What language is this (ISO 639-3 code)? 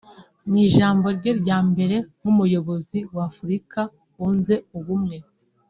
kin